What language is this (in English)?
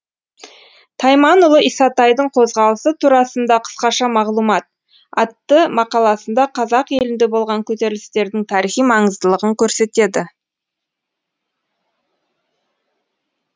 Kazakh